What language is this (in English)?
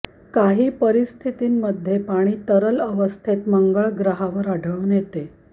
Marathi